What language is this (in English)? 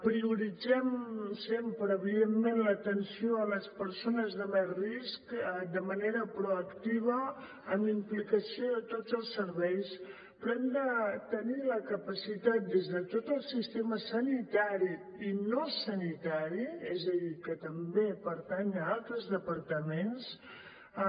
Catalan